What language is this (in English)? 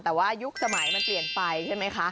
Thai